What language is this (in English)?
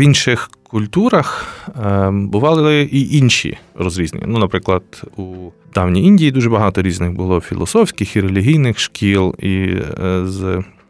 Ukrainian